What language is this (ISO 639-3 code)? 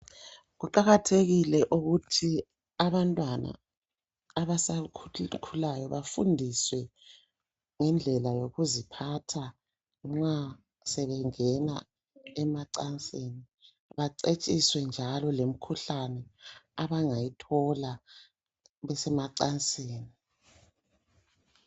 nde